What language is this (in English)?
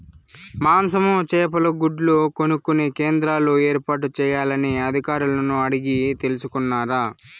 Telugu